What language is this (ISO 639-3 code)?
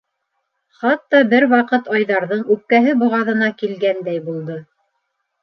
bak